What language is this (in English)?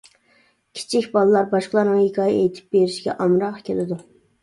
Uyghur